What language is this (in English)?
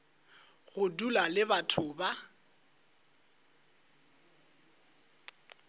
Northern Sotho